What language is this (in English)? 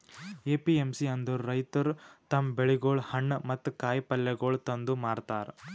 Kannada